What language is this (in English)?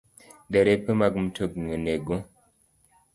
Luo (Kenya and Tanzania)